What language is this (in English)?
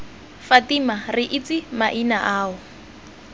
Tswana